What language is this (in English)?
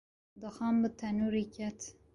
Kurdish